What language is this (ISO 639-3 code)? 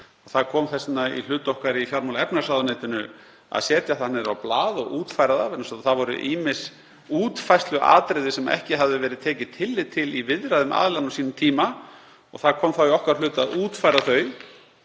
isl